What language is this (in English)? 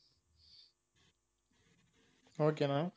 Tamil